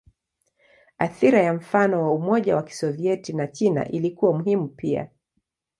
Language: Swahili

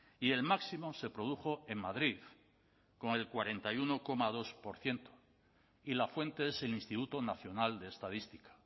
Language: Spanish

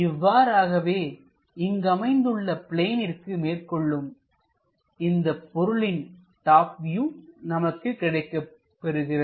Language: Tamil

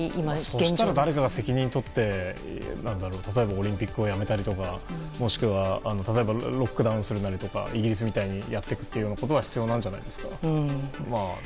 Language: Japanese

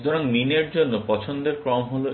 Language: Bangla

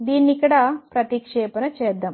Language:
Telugu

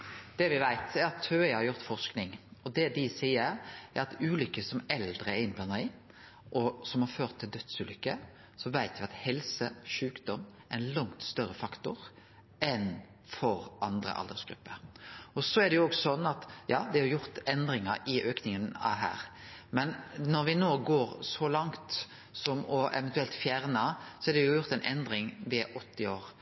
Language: Norwegian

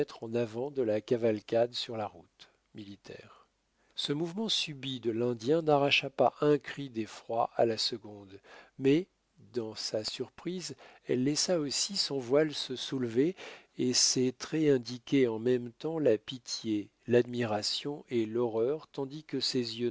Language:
French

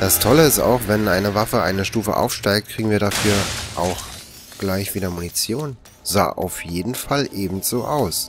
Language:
German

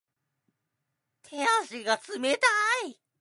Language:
Japanese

